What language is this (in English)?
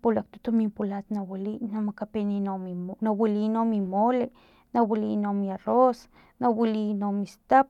Filomena Mata-Coahuitlán Totonac